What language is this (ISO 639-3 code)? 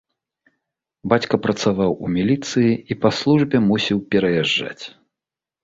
bel